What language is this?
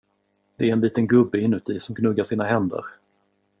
Swedish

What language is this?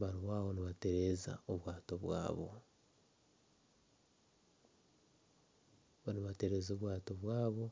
Nyankole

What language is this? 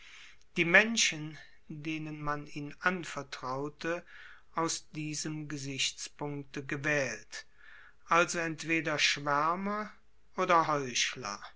German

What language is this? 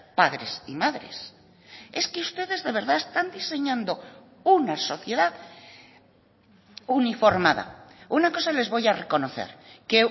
Spanish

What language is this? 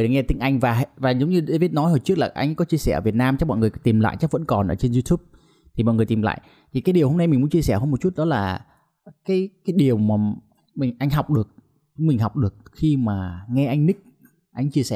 Vietnamese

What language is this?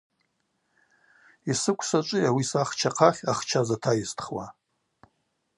Abaza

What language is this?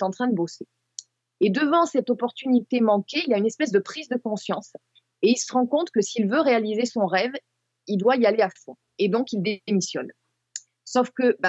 French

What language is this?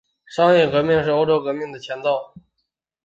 Chinese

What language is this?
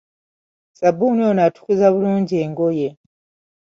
Ganda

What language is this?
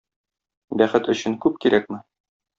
Tatar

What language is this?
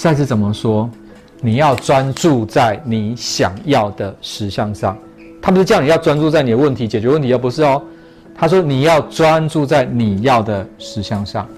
Chinese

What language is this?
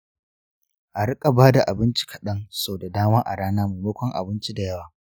Hausa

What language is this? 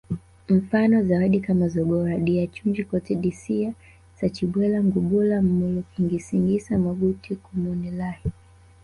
Swahili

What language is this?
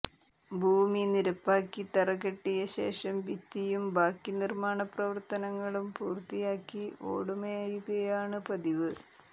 Malayalam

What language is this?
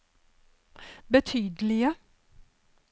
Norwegian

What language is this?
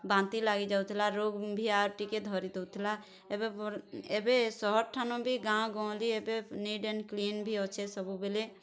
Odia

